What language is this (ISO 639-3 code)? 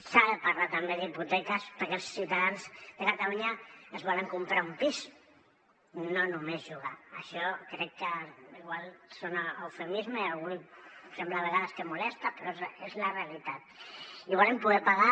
cat